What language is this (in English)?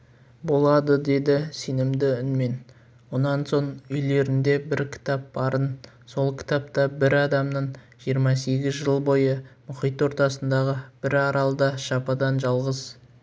Kazakh